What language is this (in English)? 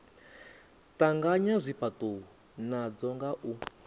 Venda